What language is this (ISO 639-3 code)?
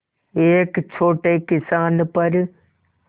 hin